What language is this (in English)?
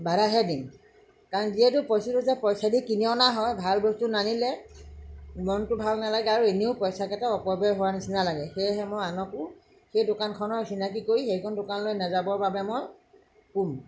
Assamese